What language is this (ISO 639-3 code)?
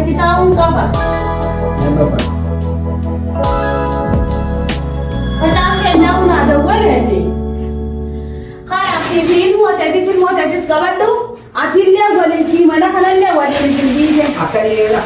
orm